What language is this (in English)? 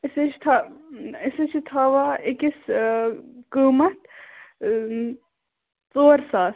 Kashmiri